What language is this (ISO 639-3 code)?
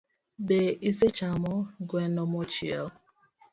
luo